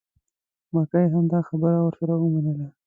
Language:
Pashto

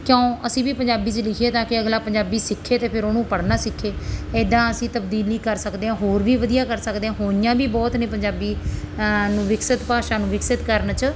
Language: Punjabi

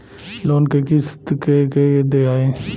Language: Bhojpuri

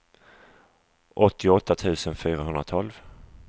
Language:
Swedish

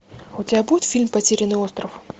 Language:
Russian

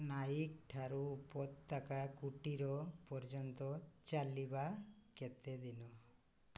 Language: Odia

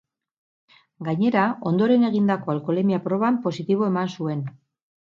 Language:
Basque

